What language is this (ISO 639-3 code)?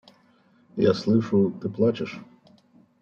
rus